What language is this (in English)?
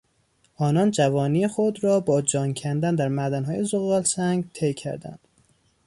Persian